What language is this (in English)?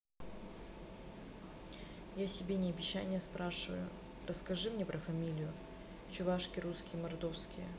Russian